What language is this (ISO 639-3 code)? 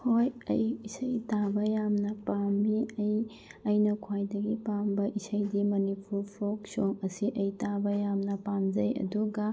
mni